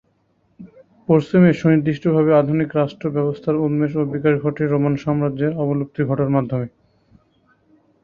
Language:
Bangla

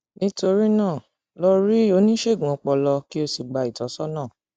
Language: Yoruba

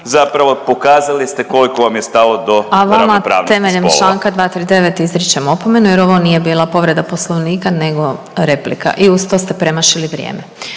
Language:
Croatian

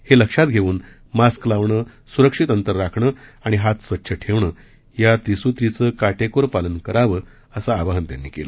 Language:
Marathi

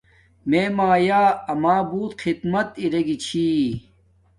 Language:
Domaaki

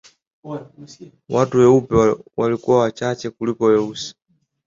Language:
Swahili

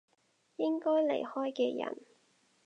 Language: Cantonese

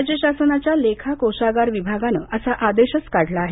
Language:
Marathi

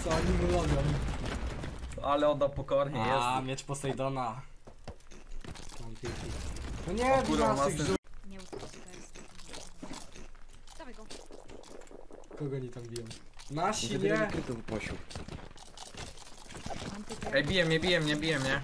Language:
Polish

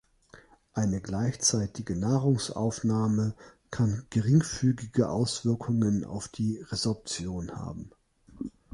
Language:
German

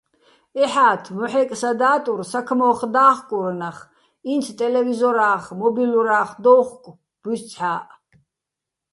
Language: Bats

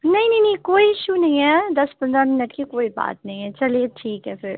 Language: Urdu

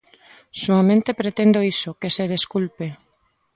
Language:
Galician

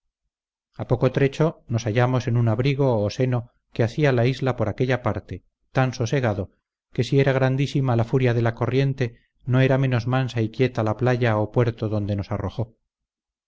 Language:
Spanish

